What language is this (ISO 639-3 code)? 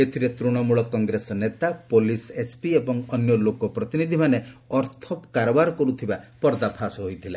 ori